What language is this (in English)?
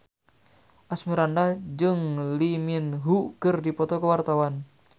Sundanese